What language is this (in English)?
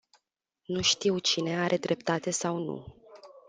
Romanian